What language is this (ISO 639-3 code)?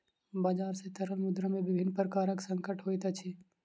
mai